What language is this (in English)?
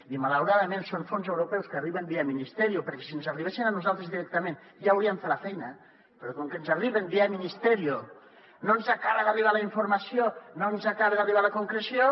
Catalan